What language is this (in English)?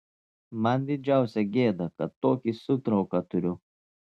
Lithuanian